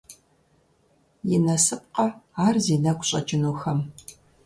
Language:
Kabardian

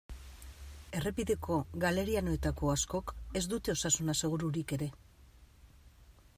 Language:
Basque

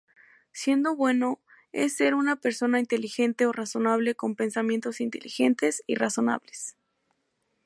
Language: Spanish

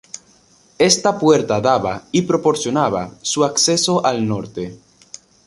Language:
Spanish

